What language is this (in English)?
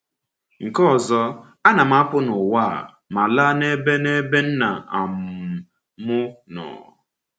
Igbo